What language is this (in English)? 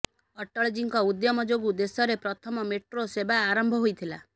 Odia